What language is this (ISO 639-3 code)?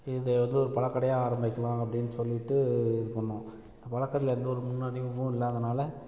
tam